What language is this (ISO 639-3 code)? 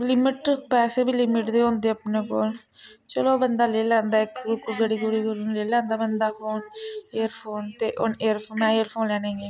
doi